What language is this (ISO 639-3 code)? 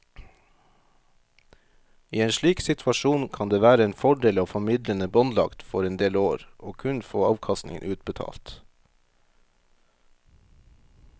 nor